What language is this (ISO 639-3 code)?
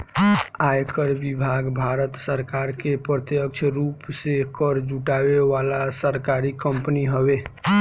bho